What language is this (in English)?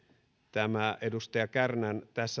Finnish